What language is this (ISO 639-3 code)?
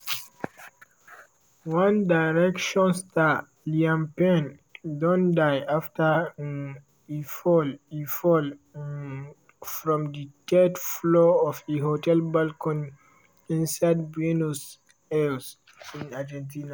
pcm